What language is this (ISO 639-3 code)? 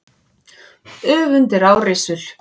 isl